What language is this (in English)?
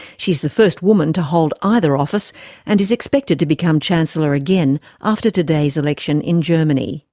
English